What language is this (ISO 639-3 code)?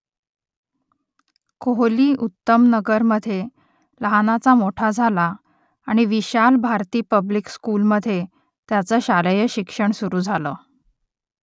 mar